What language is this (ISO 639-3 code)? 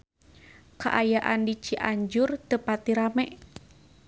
sun